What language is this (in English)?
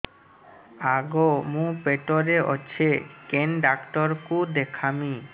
Odia